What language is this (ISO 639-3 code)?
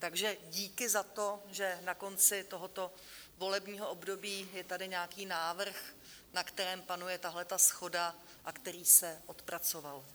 ces